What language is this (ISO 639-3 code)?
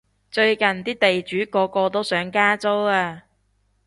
yue